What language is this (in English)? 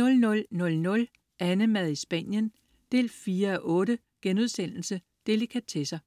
Danish